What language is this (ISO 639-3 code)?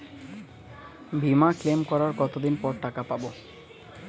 ben